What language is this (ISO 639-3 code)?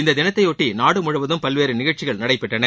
tam